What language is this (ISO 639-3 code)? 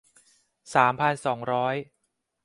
tha